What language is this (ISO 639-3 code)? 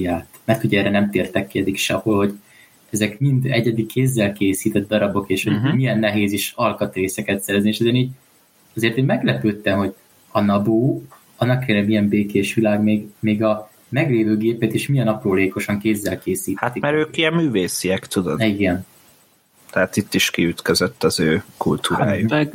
hun